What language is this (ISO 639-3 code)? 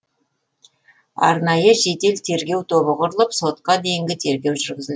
kaz